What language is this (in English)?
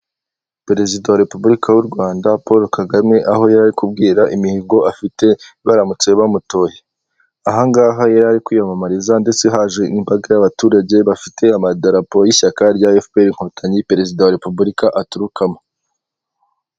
Kinyarwanda